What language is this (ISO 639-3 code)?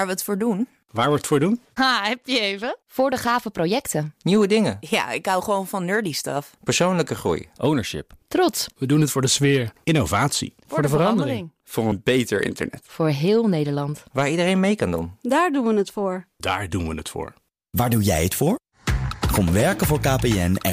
nld